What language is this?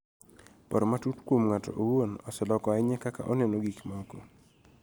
Luo (Kenya and Tanzania)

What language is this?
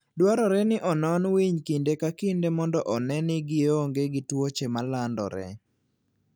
Luo (Kenya and Tanzania)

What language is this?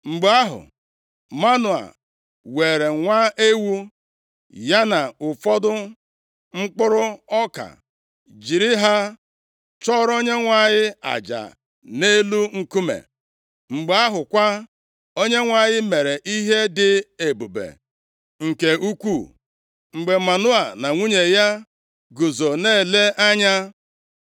Igbo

